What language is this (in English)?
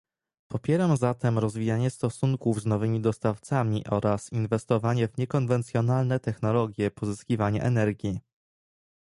Polish